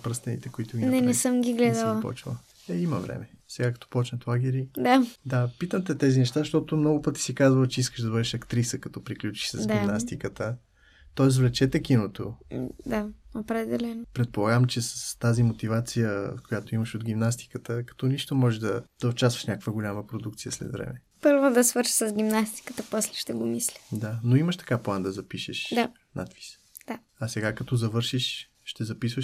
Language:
Bulgarian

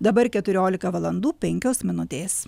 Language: Lithuanian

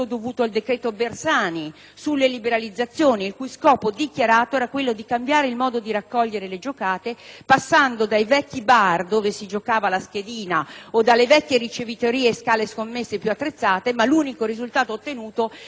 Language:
Italian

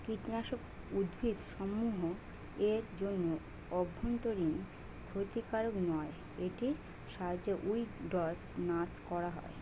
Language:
Bangla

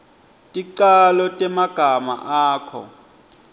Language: Swati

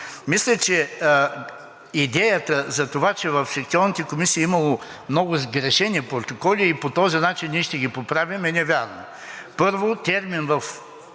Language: Bulgarian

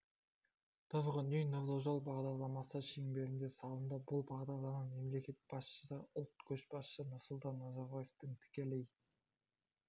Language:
Kazakh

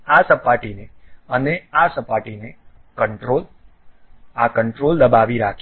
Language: Gujarati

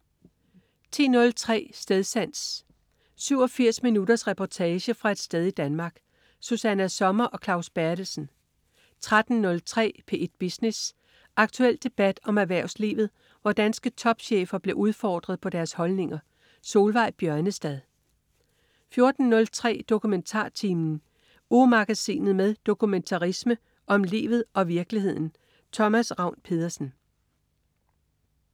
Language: Danish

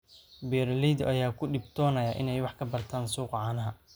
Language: Somali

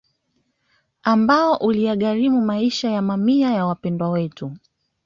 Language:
Swahili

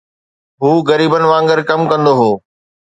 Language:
Sindhi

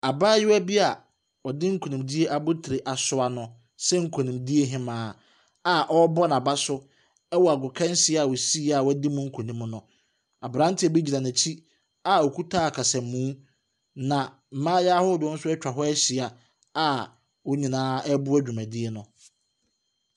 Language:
Akan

